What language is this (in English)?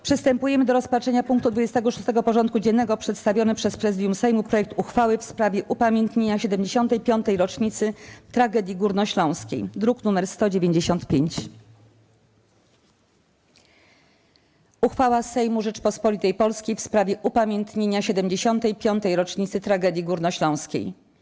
Polish